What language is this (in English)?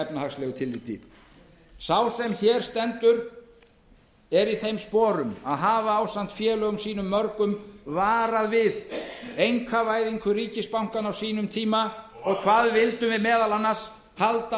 Icelandic